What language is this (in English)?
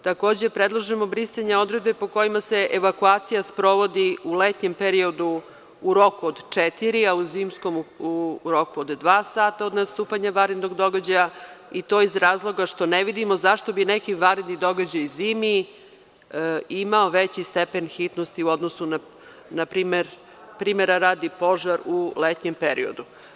Serbian